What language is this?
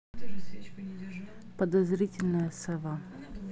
Russian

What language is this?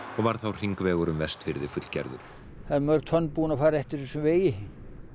Icelandic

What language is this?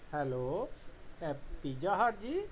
Punjabi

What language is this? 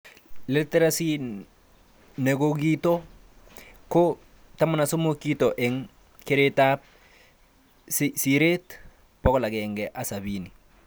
Kalenjin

